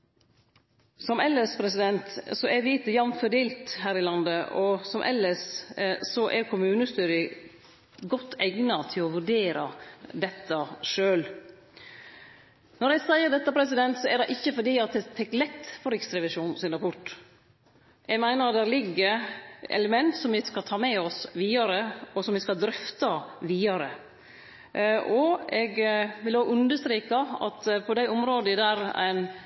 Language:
Norwegian Nynorsk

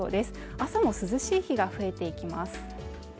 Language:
Japanese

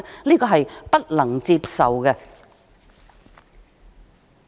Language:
Cantonese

